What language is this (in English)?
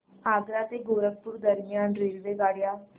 Marathi